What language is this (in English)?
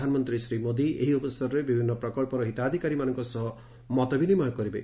Odia